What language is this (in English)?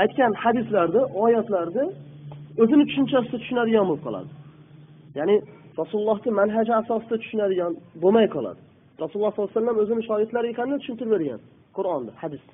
Turkish